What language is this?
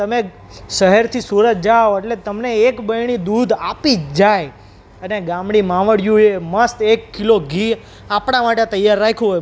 Gujarati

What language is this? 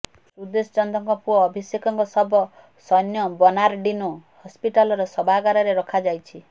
Odia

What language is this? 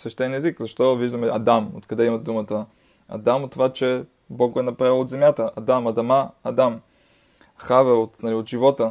Bulgarian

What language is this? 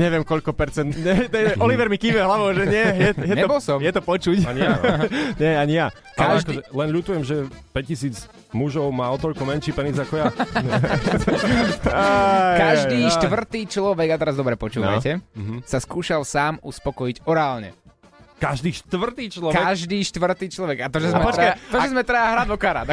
Slovak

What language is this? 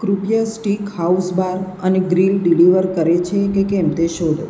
Gujarati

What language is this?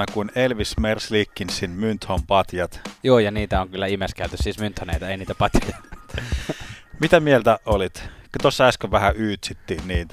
Finnish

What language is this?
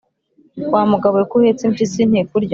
Kinyarwanda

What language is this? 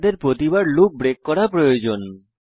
Bangla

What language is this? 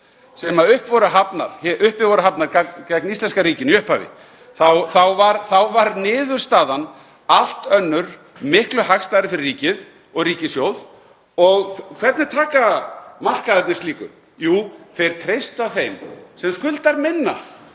Icelandic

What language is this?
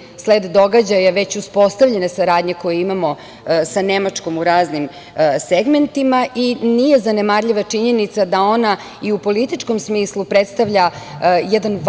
Serbian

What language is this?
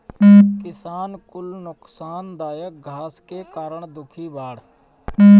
Bhojpuri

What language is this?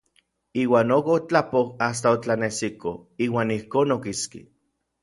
Orizaba Nahuatl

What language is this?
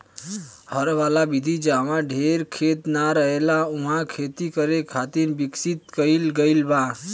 Bhojpuri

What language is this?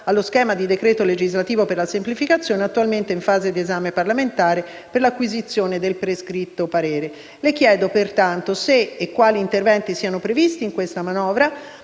Italian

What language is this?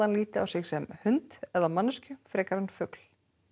Icelandic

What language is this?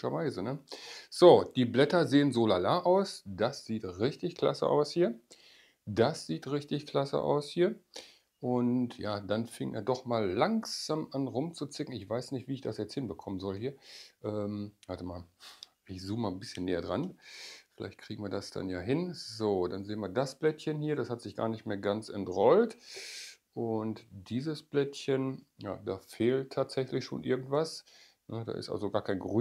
German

